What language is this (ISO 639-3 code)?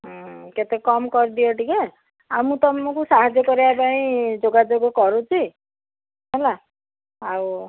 ori